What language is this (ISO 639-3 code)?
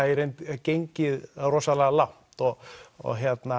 isl